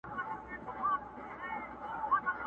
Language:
Pashto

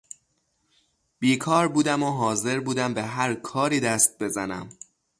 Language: Persian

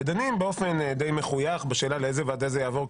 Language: Hebrew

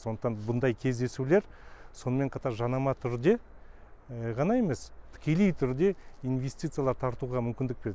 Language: Kazakh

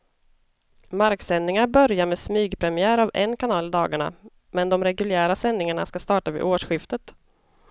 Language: Swedish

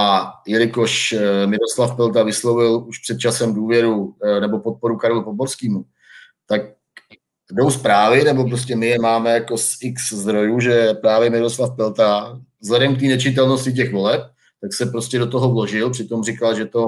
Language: Czech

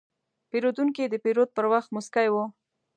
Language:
Pashto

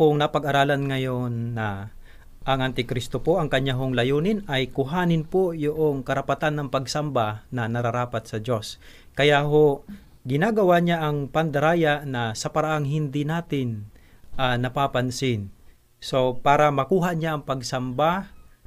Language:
Filipino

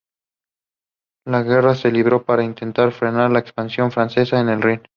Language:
Spanish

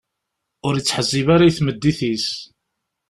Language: Kabyle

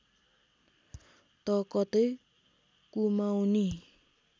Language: Nepali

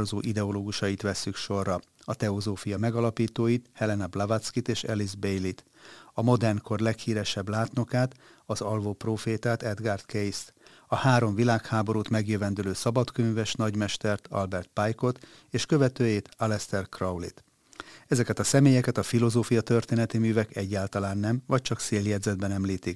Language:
Hungarian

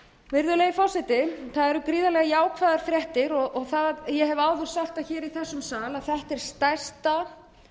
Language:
Icelandic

